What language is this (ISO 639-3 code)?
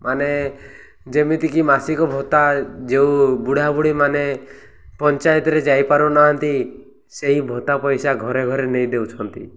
ori